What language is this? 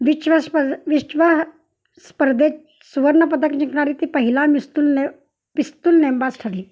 Marathi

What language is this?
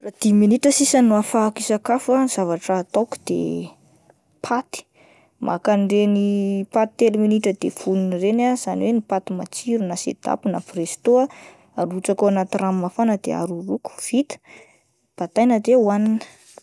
Malagasy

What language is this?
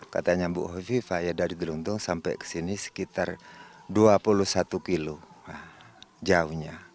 Indonesian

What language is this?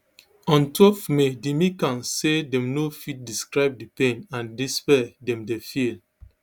Nigerian Pidgin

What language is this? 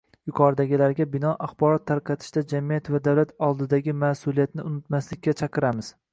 Uzbek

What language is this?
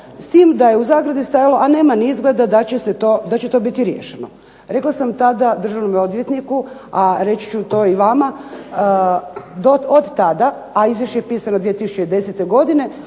Croatian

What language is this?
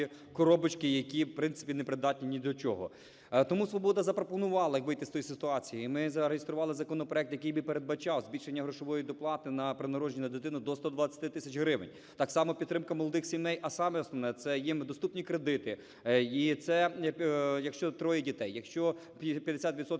Ukrainian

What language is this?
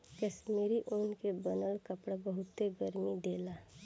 Bhojpuri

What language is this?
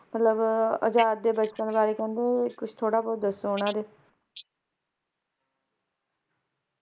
Punjabi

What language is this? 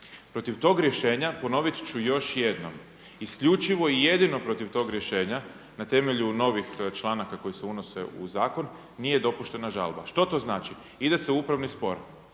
Croatian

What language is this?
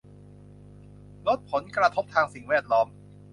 Thai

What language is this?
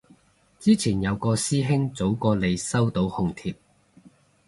Cantonese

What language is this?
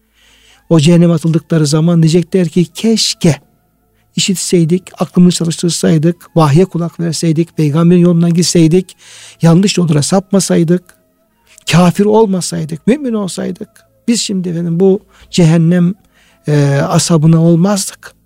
Turkish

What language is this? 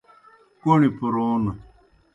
Kohistani Shina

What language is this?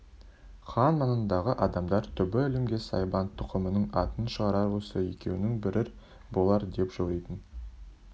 Kazakh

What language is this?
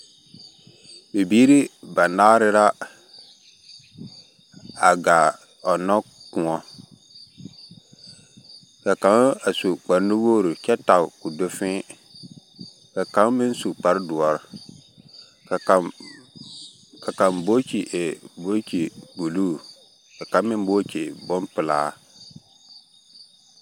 Southern Dagaare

